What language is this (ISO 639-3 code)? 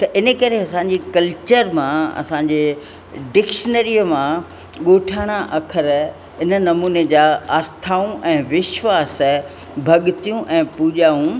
snd